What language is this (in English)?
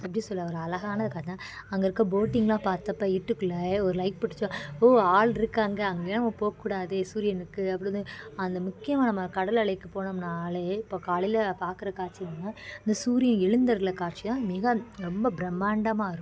Tamil